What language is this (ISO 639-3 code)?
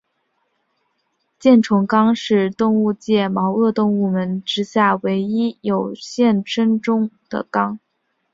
zho